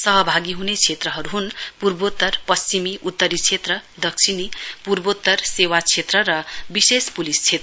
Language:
Nepali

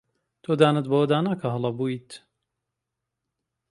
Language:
Central Kurdish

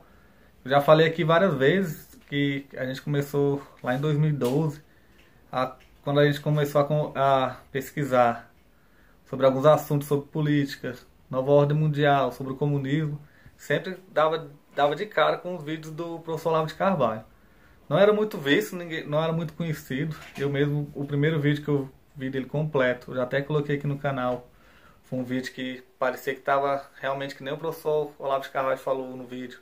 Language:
Portuguese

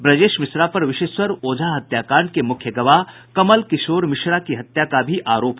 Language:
Hindi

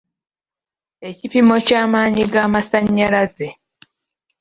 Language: Ganda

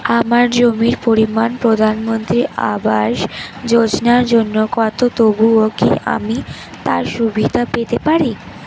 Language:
Bangla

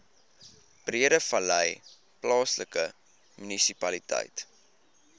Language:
Afrikaans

